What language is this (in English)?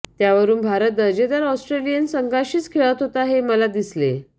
Marathi